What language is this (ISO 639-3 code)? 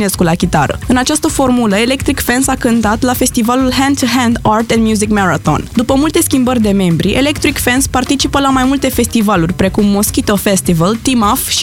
ron